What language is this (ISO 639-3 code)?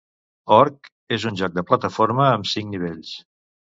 cat